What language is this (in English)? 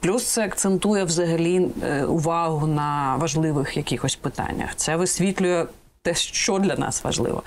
Ukrainian